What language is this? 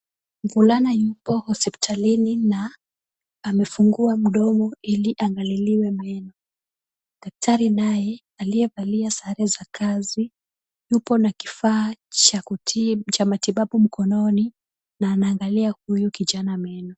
Swahili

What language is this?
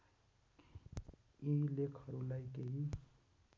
Nepali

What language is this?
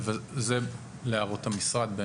Hebrew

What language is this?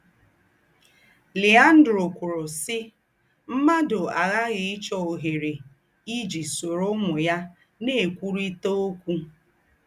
Igbo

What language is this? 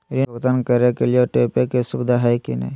Magahi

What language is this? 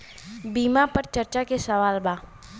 Bhojpuri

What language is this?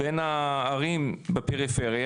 Hebrew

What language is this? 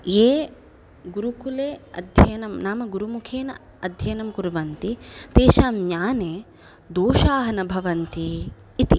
Sanskrit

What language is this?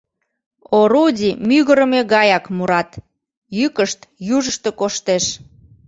Mari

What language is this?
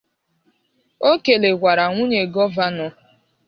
Igbo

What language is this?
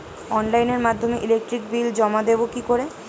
Bangla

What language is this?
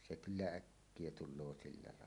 Finnish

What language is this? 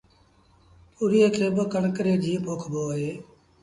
Sindhi Bhil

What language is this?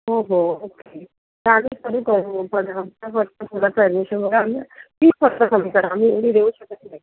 Marathi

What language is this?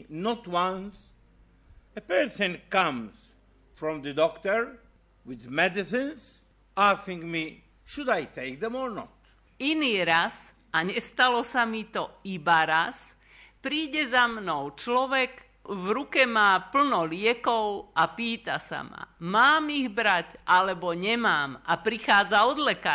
Slovak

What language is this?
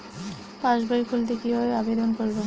Bangla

